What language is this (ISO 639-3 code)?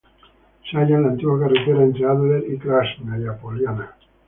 spa